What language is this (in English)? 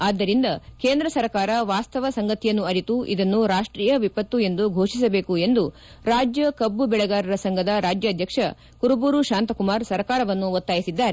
Kannada